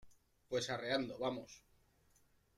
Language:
Spanish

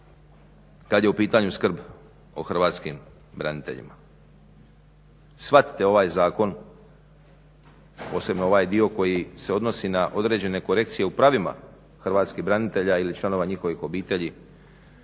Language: Croatian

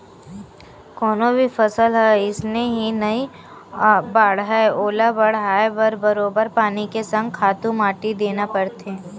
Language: Chhattisgarhi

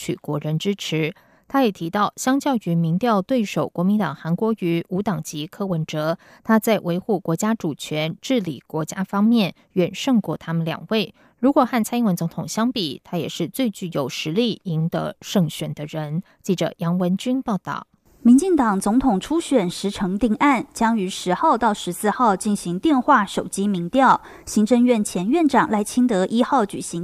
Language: Chinese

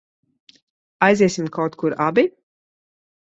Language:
Latvian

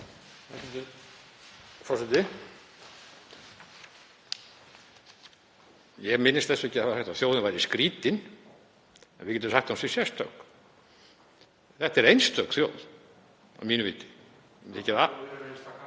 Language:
Icelandic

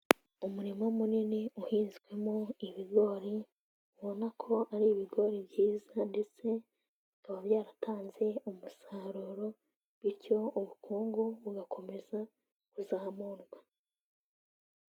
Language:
Kinyarwanda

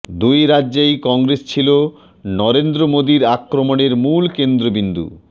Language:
Bangla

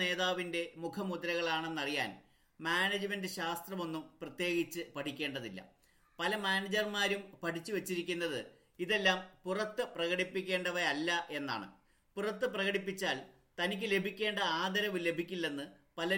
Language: Malayalam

